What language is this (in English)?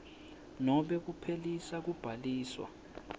Swati